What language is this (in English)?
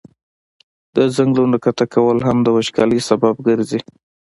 Pashto